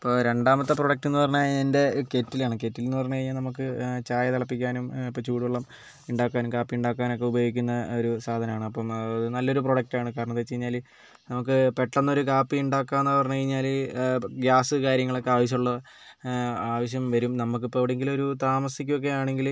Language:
Malayalam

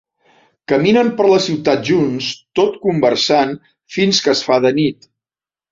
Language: Catalan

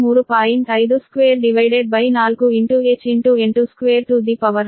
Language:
Kannada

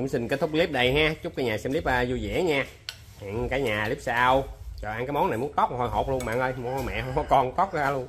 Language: Vietnamese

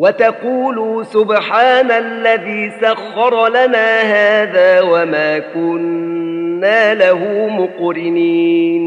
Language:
Arabic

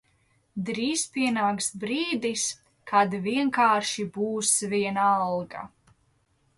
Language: Latvian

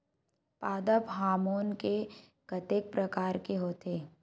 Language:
Chhattisgarhi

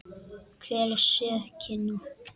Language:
Icelandic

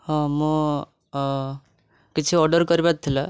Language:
Odia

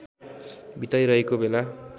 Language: Nepali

